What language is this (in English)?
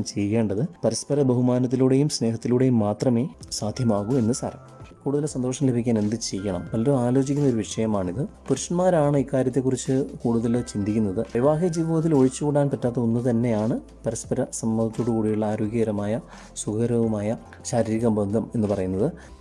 Malayalam